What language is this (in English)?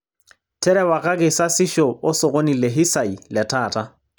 Masai